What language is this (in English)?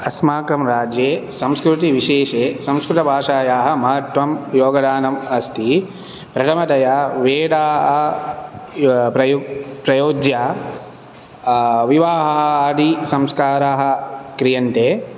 Sanskrit